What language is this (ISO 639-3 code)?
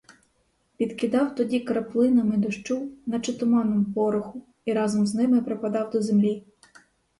ukr